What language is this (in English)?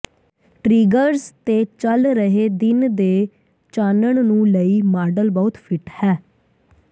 Punjabi